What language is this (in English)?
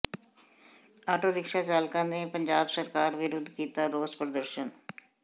Punjabi